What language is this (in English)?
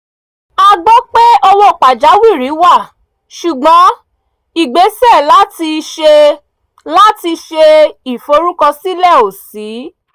Yoruba